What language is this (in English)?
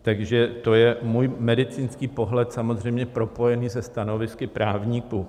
Czech